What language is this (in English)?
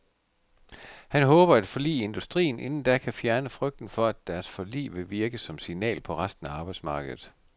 Danish